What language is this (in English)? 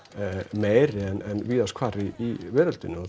Icelandic